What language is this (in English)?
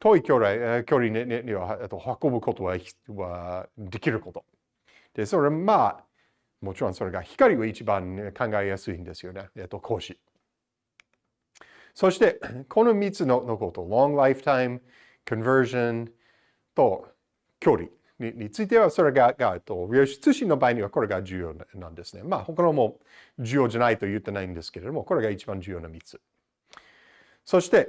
Japanese